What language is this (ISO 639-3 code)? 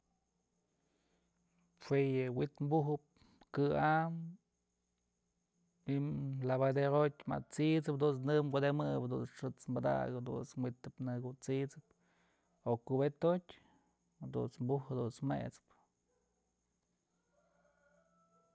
mzl